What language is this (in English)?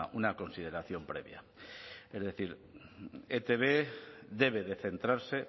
Spanish